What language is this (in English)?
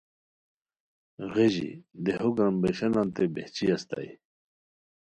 Khowar